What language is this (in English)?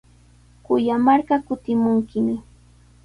Sihuas Ancash Quechua